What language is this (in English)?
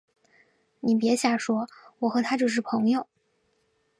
Chinese